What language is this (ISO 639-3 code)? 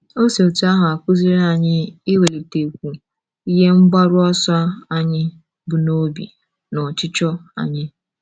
ibo